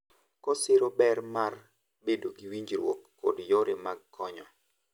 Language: Luo (Kenya and Tanzania)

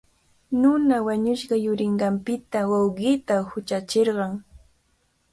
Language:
Cajatambo North Lima Quechua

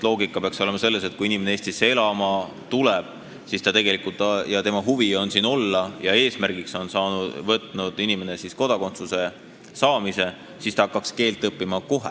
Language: Estonian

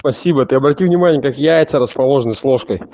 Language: Russian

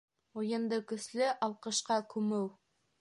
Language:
Bashkir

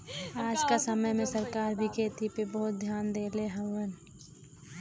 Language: Bhojpuri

